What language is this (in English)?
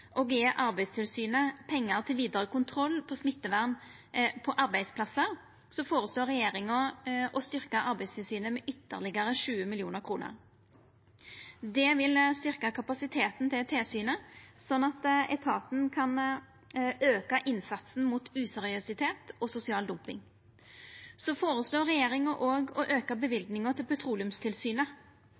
Norwegian Nynorsk